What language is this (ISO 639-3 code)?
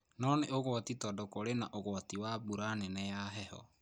kik